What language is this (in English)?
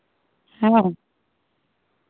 Santali